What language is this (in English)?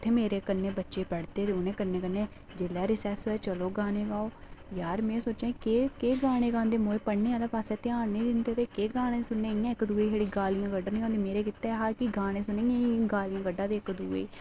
Dogri